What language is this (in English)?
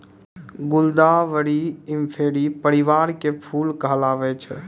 Maithili